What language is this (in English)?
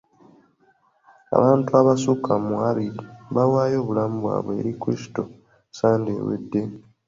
Ganda